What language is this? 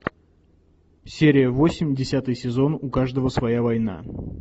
Russian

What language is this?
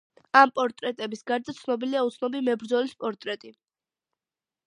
Georgian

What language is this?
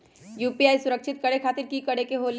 Magahi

